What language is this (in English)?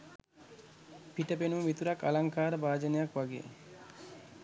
Sinhala